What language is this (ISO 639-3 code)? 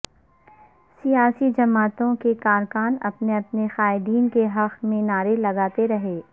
urd